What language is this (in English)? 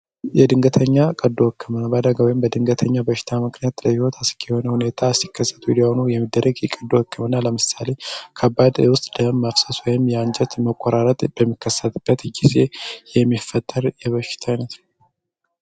Amharic